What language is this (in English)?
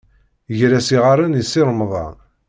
Kabyle